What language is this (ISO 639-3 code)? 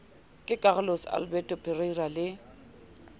sot